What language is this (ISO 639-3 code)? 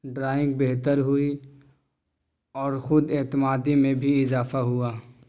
urd